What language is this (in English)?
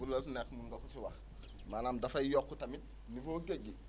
Wolof